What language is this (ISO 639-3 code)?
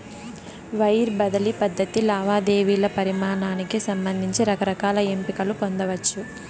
tel